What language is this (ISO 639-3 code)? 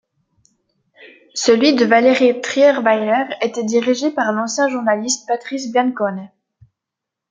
fra